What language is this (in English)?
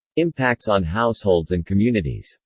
English